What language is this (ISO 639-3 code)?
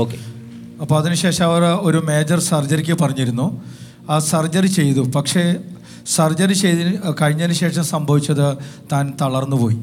mal